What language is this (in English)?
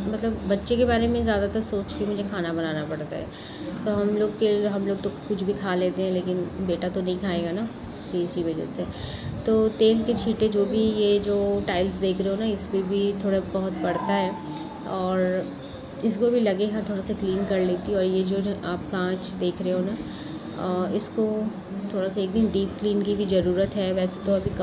Hindi